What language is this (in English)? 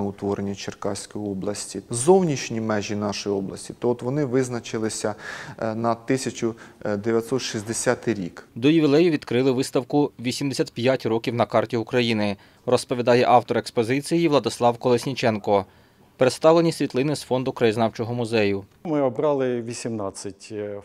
Ukrainian